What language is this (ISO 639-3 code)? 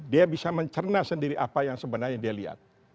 ind